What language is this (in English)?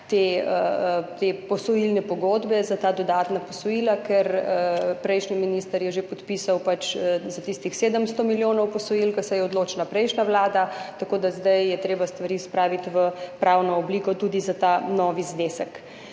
Slovenian